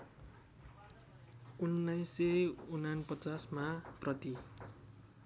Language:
Nepali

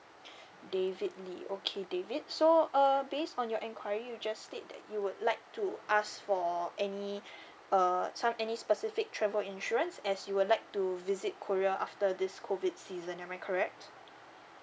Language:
English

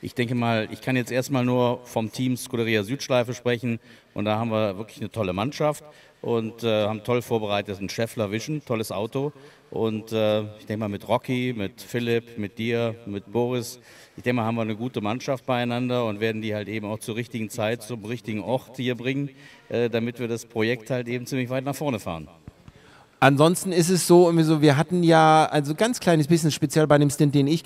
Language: German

